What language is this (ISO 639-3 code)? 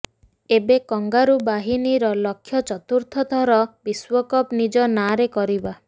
ori